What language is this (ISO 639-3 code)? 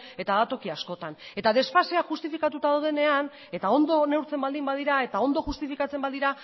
eus